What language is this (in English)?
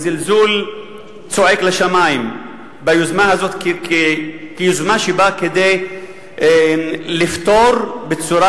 Hebrew